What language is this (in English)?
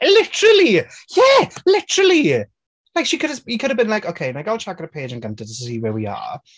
Welsh